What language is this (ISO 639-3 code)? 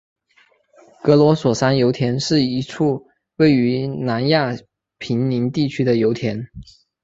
zho